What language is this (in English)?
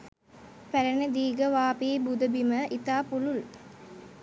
Sinhala